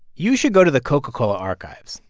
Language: English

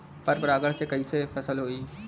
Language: Bhojpuri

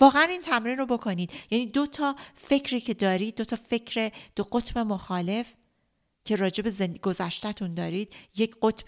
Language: Persian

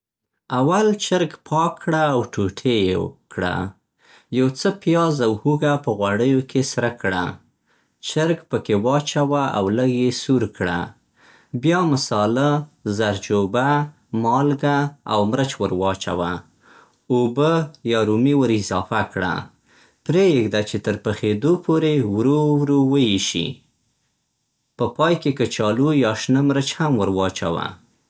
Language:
Central Pashto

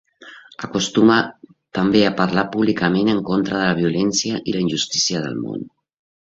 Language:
Catalan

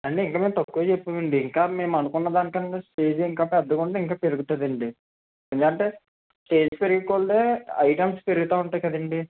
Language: Telugu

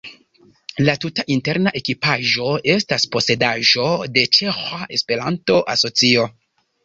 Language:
Esperanto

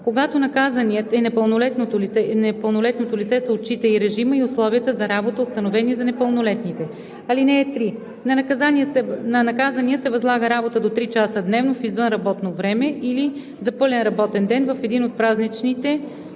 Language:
Bulgarian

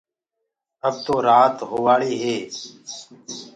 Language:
Gurgula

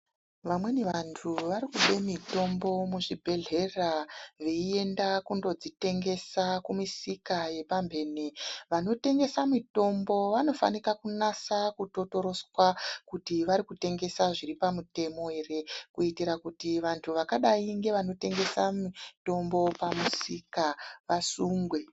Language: Ndau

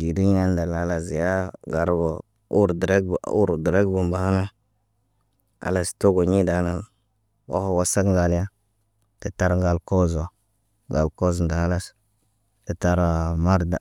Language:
Naba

